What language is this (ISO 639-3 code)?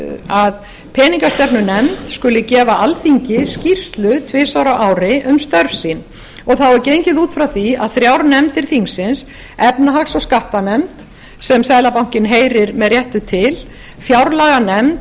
isl